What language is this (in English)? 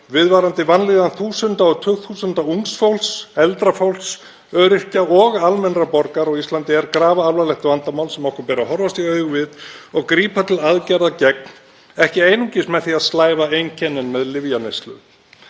Icelandic